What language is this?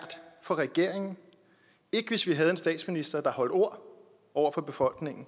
Danish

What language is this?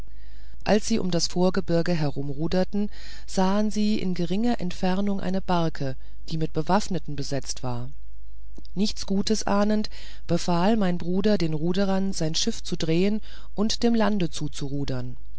German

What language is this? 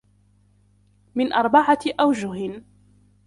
Arabic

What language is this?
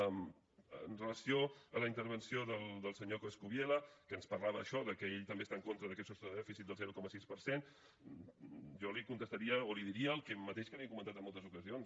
Catalan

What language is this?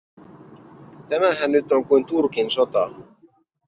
Finnish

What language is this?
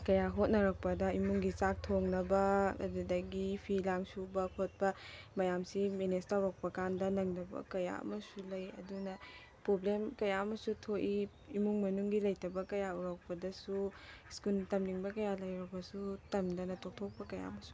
Manipuri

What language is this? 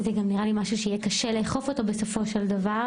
Hebrew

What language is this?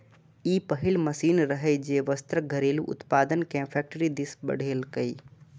Maithili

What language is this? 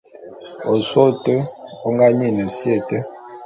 Bulu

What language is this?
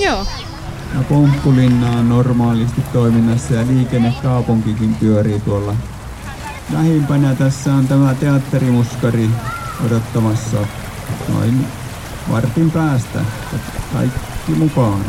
Finnish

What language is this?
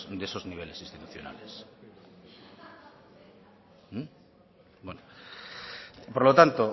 Spanish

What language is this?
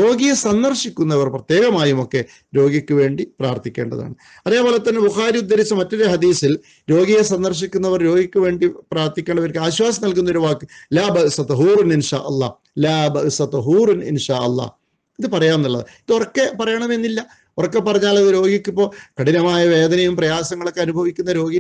Hindi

